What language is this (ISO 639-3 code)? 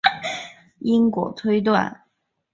zho